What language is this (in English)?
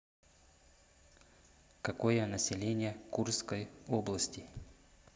Russian